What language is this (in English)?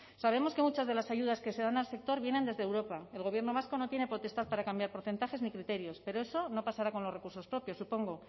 Spanish